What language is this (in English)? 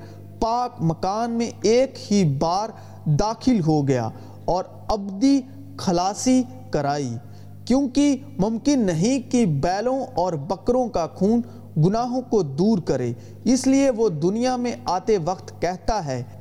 Urdu